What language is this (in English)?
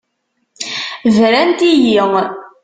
Kabyle